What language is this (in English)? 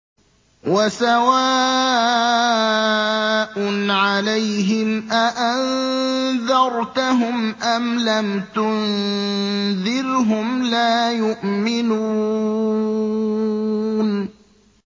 Arabic